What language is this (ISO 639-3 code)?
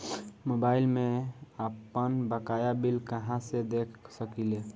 bho